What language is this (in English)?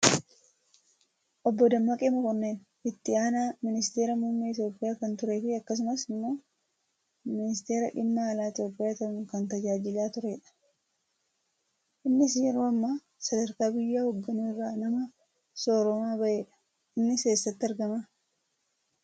Oromo